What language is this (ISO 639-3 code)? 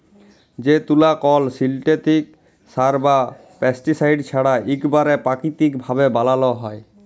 ben